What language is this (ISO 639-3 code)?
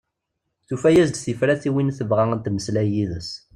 kab